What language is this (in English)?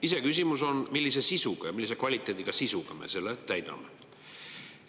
Estonian